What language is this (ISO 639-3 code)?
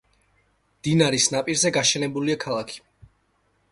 kat